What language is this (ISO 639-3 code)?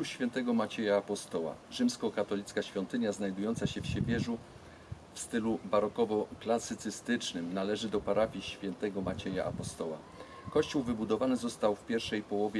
pol